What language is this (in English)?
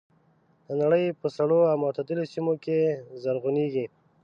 Pashto